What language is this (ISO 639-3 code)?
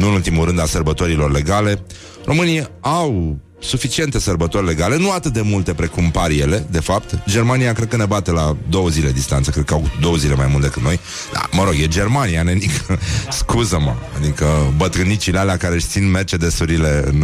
ron